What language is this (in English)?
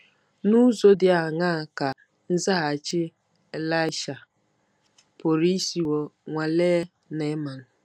Igbo